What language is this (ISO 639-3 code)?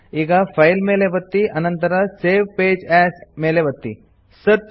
kan